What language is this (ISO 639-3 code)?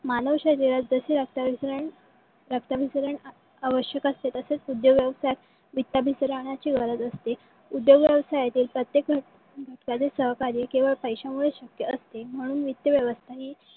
mar